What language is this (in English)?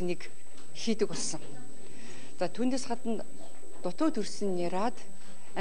Korean